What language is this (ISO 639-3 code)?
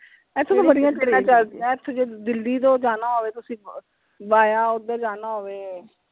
pan